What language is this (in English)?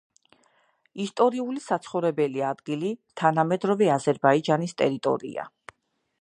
Georgian